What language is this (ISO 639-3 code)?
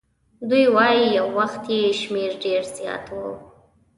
pus